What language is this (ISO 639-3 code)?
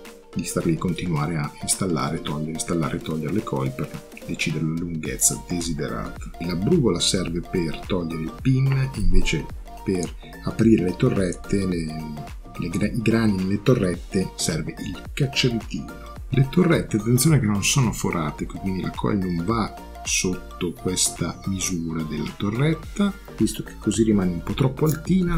ita